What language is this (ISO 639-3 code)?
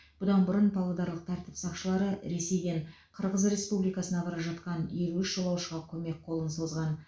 kaz